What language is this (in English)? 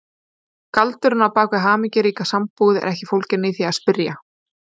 Icelandic